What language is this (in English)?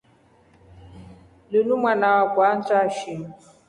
Rombo